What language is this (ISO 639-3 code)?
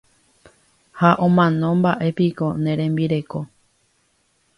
grn